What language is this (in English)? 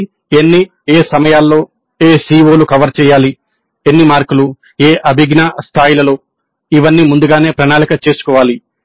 Telugu